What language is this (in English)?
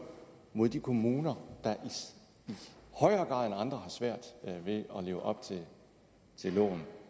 Danish